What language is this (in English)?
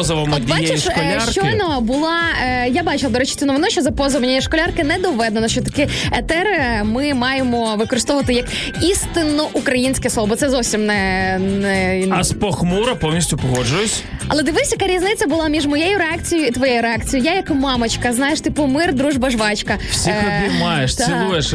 Ukrainian